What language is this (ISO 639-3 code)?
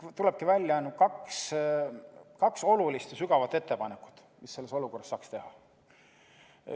est